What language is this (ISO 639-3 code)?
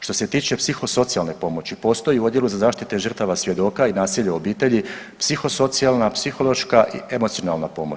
hrv